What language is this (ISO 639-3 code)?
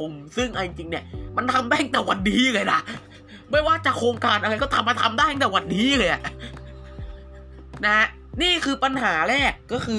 tha